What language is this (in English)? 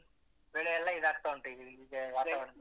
Kannada